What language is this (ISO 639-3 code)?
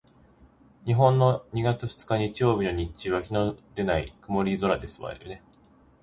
jpn